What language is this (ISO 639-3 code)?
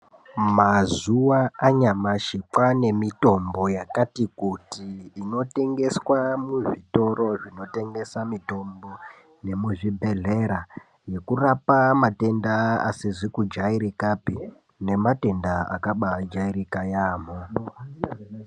ndc